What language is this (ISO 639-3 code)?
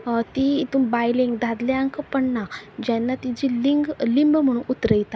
kok